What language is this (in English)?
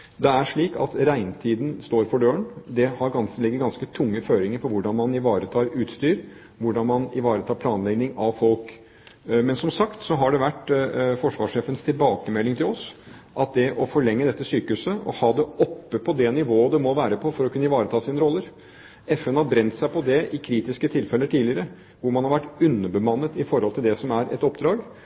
Norwegian Bokmål